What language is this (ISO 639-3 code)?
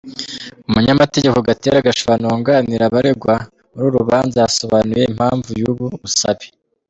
kin